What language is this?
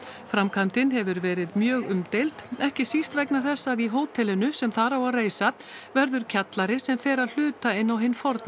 Icelandic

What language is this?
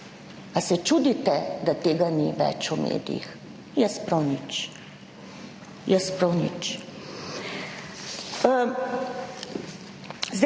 Slovenian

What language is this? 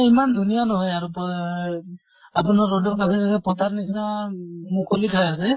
Assamese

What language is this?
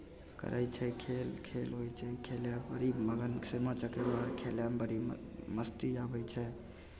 Maithili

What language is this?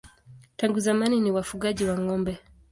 Swahili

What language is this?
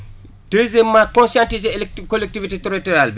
Wolof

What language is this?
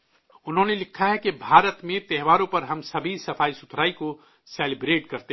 Urdu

